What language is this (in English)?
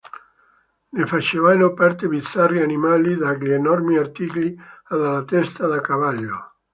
Italian